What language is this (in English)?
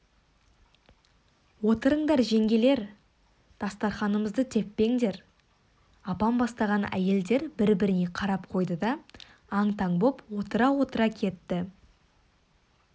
Kazakh